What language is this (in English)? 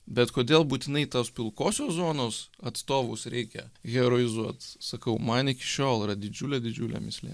Lithuanian